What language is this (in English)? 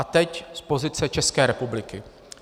Czech